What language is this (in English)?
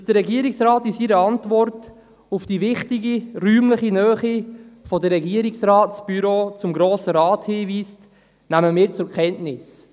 Swiss German